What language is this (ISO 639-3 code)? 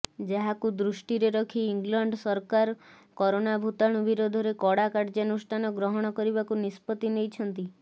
ori